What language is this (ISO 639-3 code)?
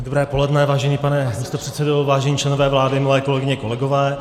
ces